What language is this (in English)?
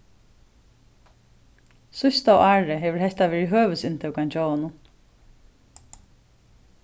Faroese